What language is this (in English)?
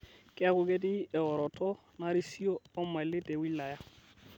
Masai